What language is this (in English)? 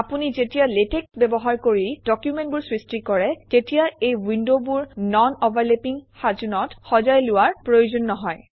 Assamese